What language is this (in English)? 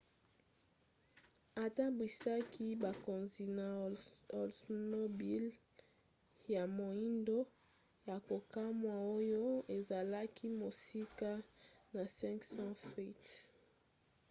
Lingala